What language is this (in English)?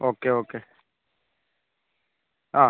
Malayalam